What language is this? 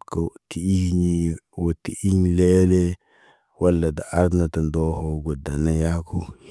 Naba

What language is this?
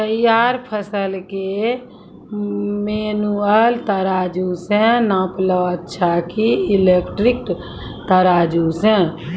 Maithili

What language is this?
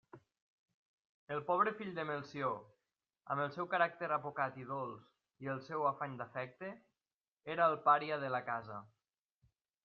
Catalan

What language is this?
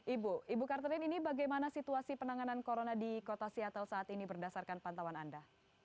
Indonesian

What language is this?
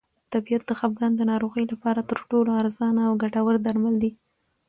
Pashto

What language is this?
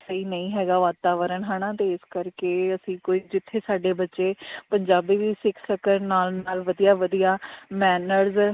Punjabi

